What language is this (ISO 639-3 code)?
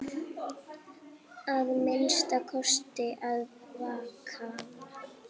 isl